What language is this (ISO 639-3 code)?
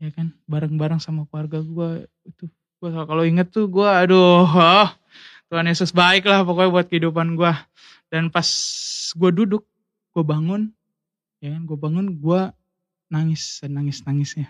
ind